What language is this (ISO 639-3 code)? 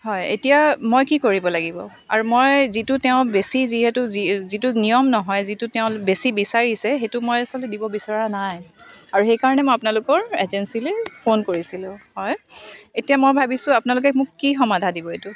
asm